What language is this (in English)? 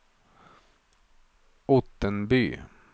Swedish